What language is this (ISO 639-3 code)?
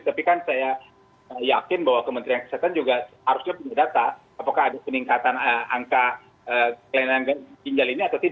ind